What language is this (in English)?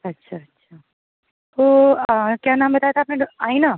Urdu